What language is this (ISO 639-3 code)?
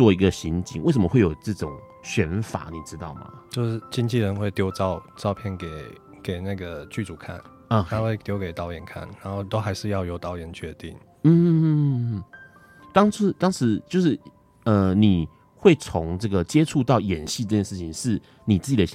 zho